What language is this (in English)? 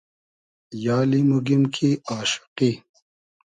Hazaragi